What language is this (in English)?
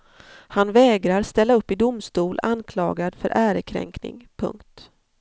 Swedish